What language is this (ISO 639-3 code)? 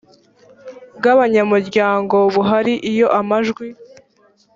kin